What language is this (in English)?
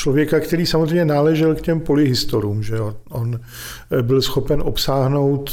Czech